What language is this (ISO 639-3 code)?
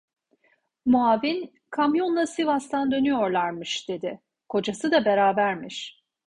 tur